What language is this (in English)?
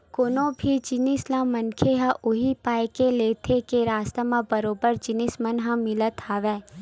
Chhattisgarhi